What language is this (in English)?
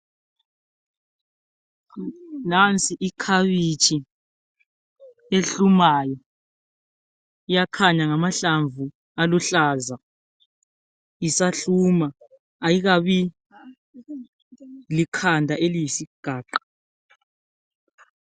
North Ndebele